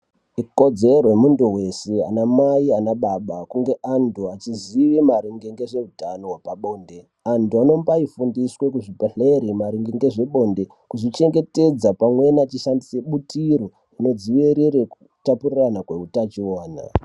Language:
Ndau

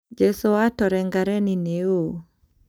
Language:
Kikuyu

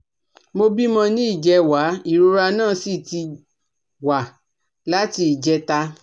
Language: Yoruba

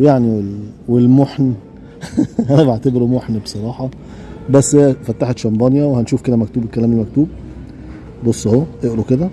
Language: Arabic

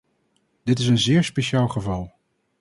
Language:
Dutch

